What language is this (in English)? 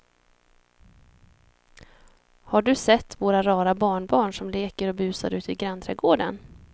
Swedish